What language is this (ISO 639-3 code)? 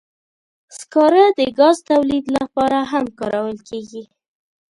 pus